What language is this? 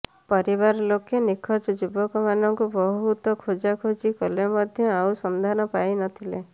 Odia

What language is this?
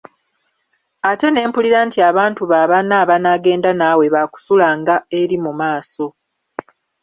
Ganda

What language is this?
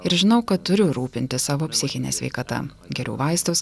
Lithuanian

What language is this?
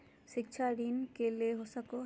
Magahi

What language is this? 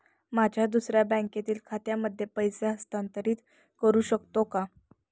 Marathi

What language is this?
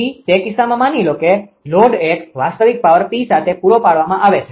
Gujarati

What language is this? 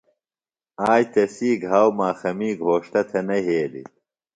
Phalura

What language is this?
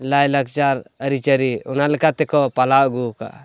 Santali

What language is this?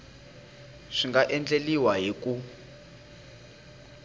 Tsonga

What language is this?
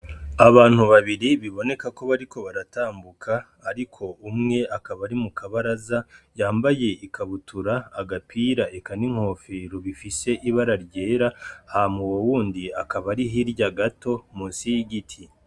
Rundi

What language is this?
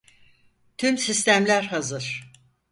Turkish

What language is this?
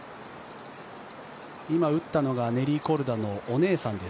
Japanese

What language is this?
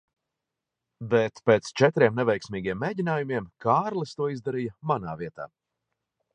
Latvian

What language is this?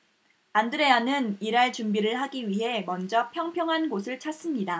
Korean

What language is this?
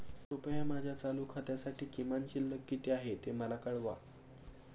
Marathi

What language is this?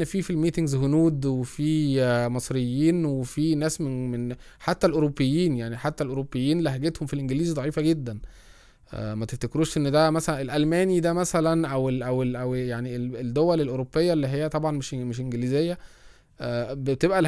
Arabic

